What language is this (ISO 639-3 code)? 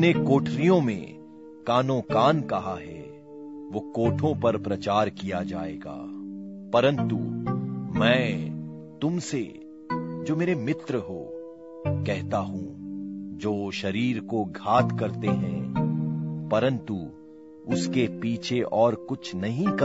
hin